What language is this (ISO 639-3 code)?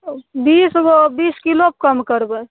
mai